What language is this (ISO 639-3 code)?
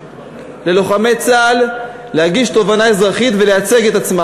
heb